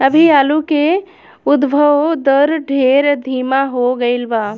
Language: Bhojpuri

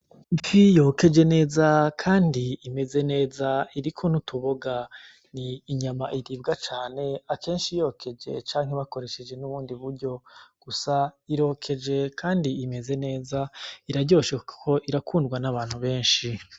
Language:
Rundi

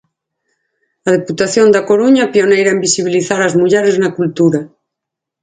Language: Galician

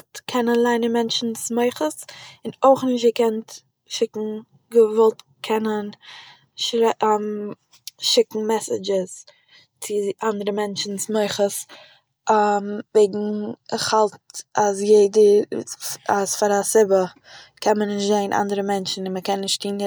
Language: Yiddish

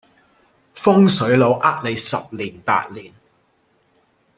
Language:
Cantonese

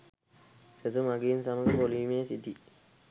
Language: Sinhala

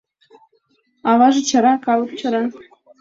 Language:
Mari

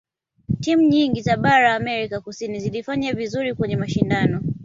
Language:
Swahili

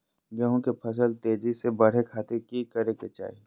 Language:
Magahi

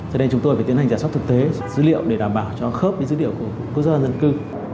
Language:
Vietnamese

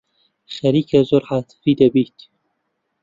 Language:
Central Kurdish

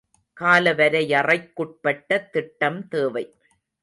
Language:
Tamil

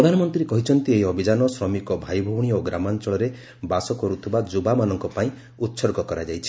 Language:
Odia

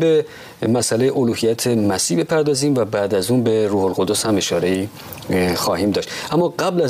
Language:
Persian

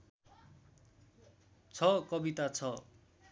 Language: Nepali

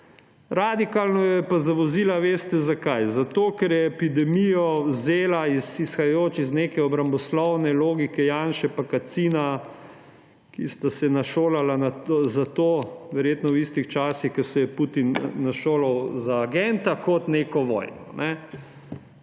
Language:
Slovenian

